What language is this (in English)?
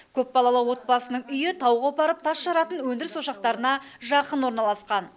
Kazakh